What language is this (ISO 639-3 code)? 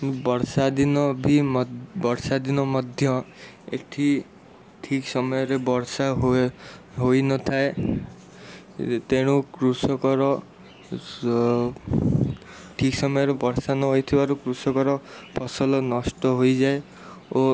ori